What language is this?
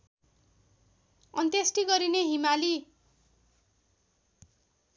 Nepali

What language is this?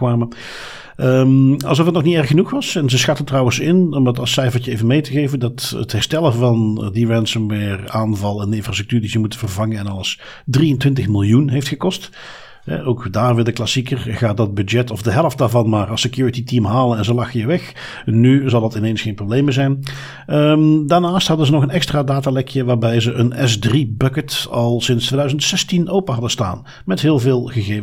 Dutch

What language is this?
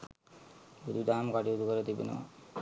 Sinhala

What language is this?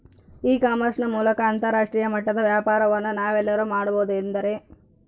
Kannada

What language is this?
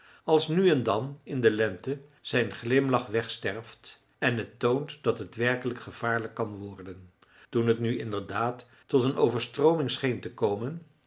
Dutch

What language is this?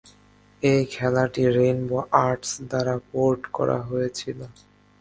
Bangla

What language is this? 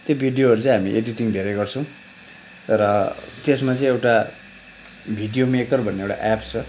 Nepali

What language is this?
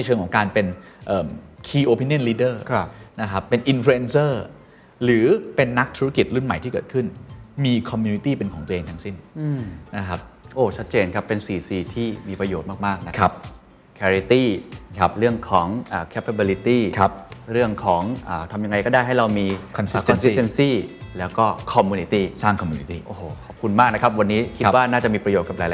Thai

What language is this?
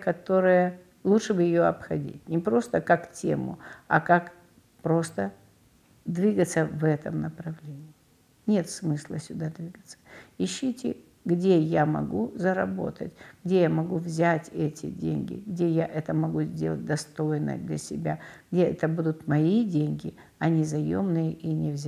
Russian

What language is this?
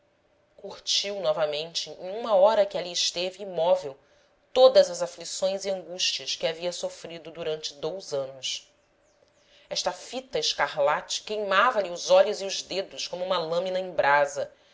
Portuguese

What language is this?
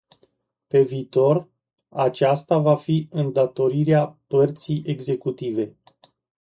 Romanian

